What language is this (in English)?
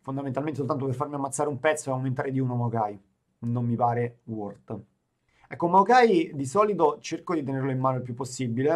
Italian